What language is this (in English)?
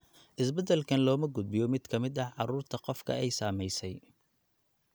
Somali